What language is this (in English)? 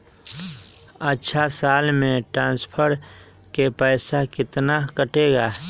Magahi